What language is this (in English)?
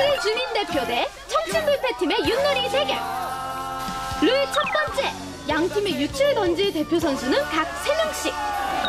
Korean